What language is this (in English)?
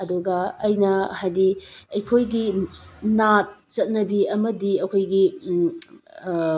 Manipuri